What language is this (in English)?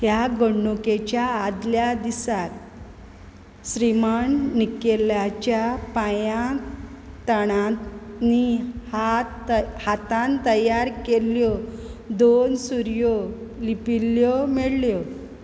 Konkani